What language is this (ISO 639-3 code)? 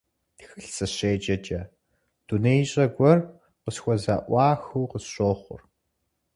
kbd